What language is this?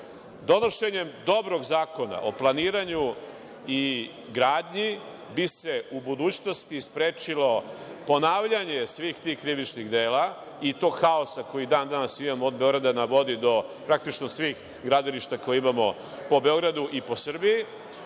Serbian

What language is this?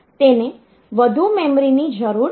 Gujarati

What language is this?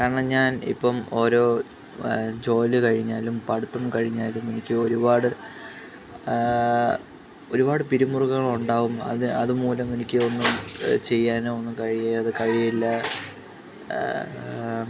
Malayalam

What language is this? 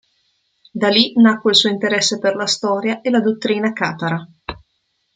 Italian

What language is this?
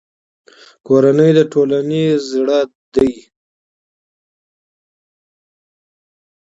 Pashto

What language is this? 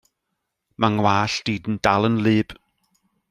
Welsh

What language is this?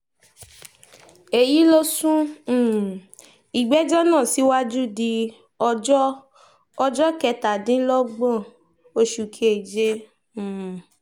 Yoruba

